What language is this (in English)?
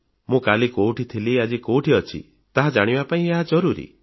Odia